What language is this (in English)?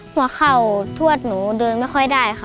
Thai